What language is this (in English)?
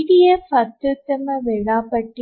Kannada